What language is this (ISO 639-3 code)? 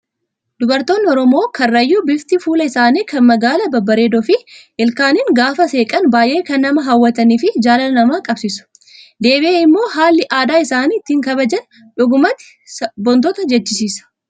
orm